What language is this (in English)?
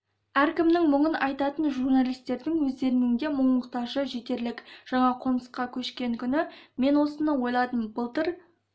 Kazakh